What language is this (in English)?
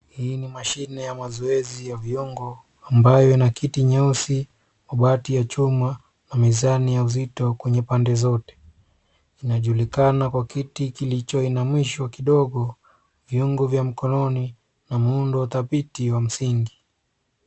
Swahili